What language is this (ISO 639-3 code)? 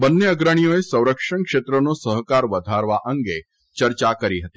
guj